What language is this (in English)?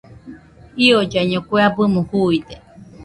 Nüpode Huitoto